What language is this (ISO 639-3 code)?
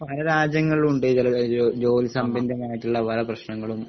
mal